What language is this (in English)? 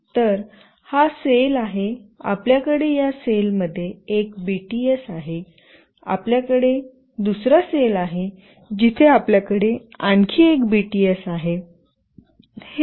Marathi